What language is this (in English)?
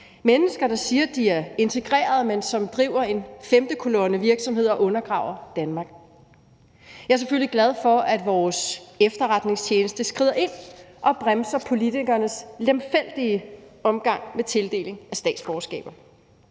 Danish